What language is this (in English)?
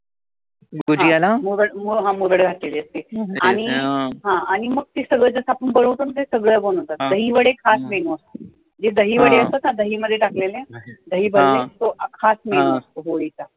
Marathi